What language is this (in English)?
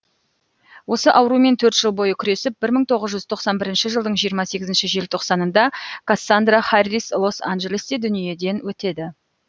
Kazakh